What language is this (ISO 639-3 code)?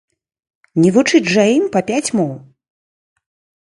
bel